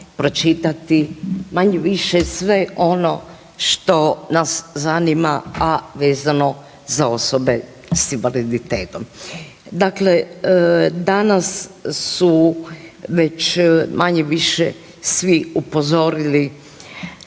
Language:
Croatian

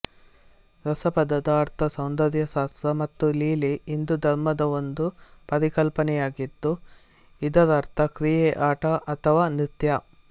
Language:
Kannada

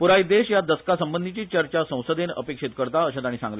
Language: Konkani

